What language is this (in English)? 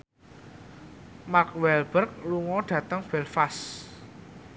Javanese